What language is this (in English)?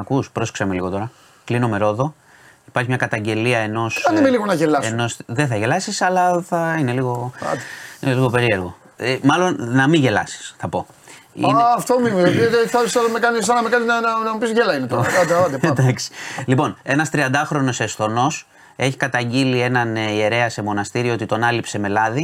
Greek